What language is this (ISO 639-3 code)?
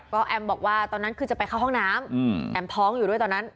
tha